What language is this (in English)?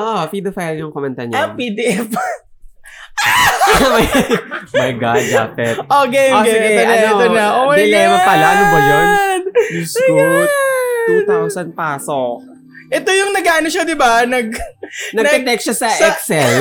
Filipino